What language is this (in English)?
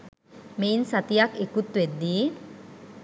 Sinhala